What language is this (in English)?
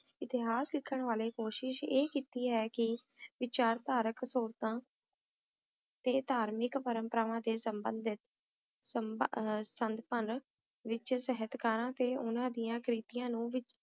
Punjabi